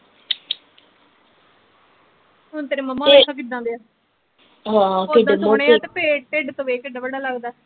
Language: Punjabi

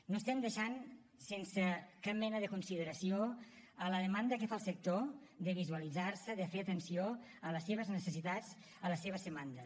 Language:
Catalan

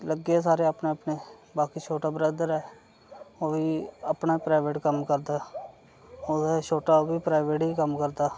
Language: Dogri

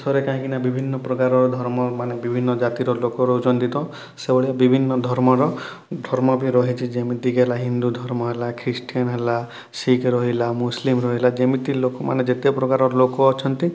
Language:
Odia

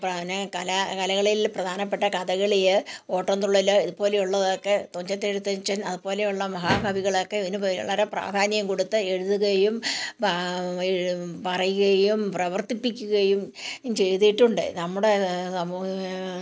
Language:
Malayalam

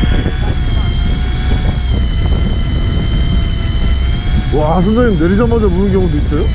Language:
Korean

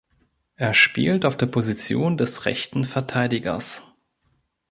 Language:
German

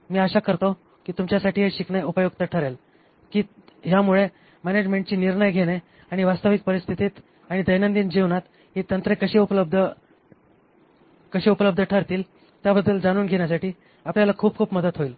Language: Marathi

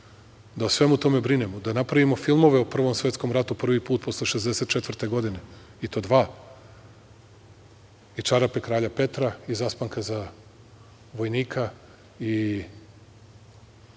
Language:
Serbian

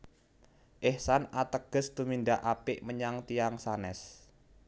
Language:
Javanese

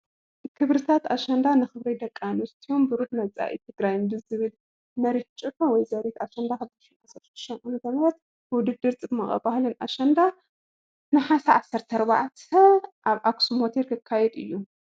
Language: Tigrinya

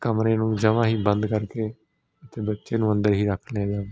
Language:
Punjabi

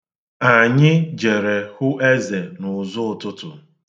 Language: Igbo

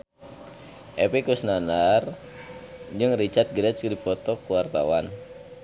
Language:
Sundanese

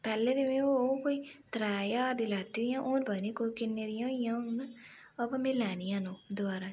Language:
Dogri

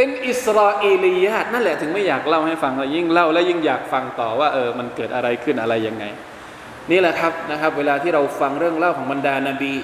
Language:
Thai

